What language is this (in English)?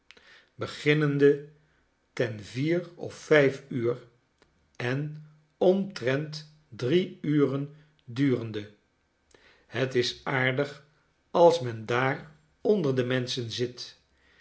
Dutch